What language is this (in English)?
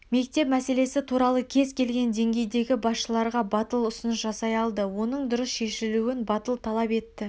Kazakh